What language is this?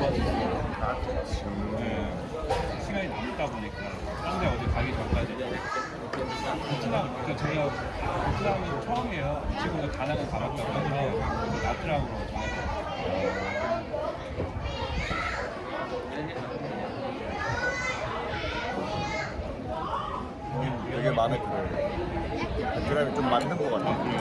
Korean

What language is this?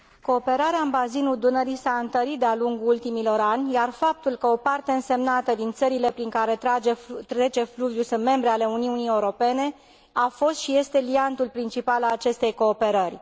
Romanian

